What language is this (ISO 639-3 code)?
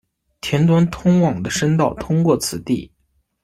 zho